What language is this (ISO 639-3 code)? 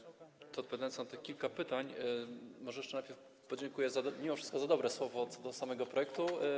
pol